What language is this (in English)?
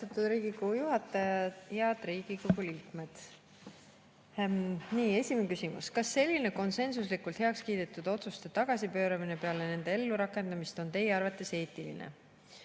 Estonian